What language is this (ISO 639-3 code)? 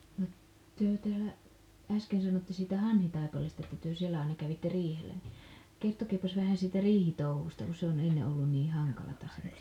fin